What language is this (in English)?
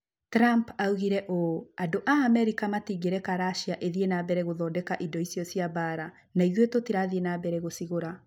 Kikuyu